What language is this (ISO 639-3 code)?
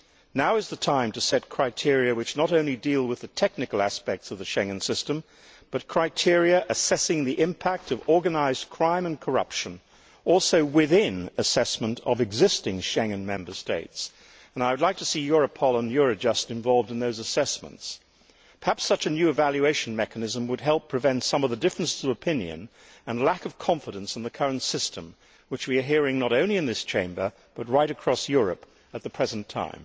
eng